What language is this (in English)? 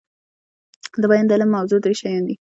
Pashto